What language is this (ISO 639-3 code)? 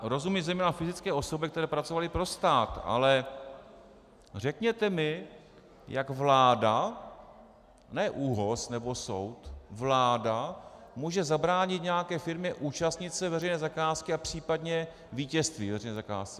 ces